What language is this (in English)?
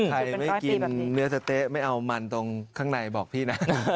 Thai